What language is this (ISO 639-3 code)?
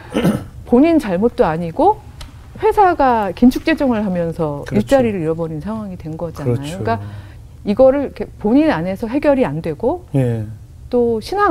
kor